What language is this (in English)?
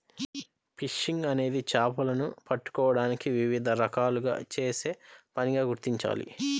Telugu